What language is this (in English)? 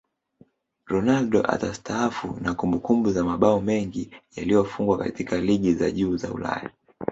Swahili